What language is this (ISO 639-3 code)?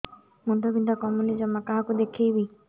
ori